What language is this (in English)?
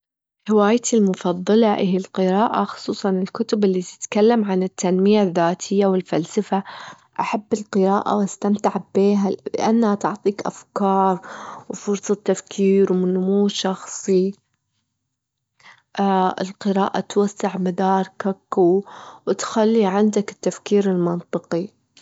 Gulf Arabic